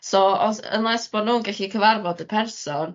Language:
Welsh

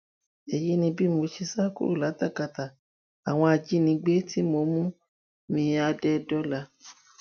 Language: Yoruba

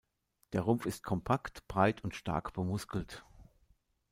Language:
German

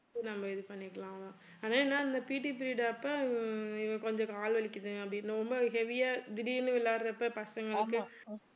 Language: Tamil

